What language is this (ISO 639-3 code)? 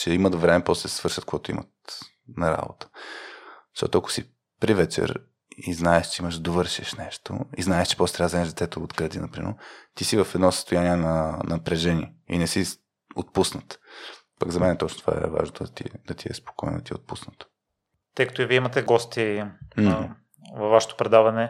bul